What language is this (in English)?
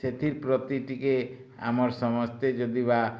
Odia